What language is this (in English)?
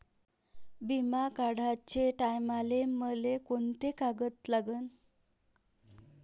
Marathi